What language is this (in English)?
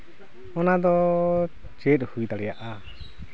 Santali